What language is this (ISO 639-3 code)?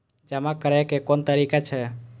mai